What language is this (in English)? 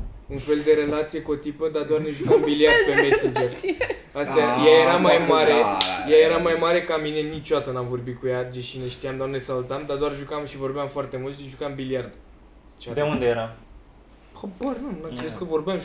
Romanian